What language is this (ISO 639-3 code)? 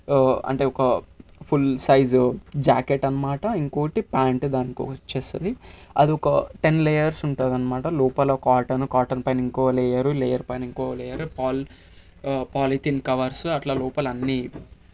tel